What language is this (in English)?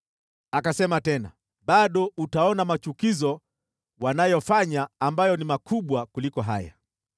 Swahili